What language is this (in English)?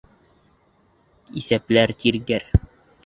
Bashkir